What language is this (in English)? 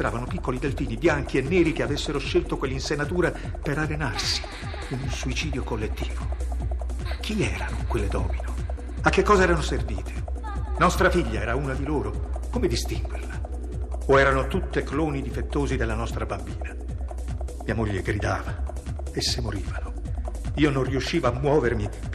Italian